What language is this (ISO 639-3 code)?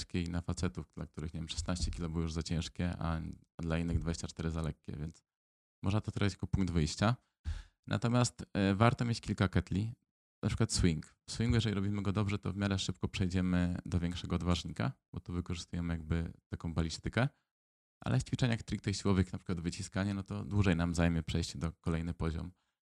pol